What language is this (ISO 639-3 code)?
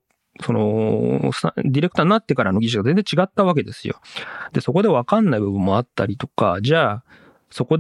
jpn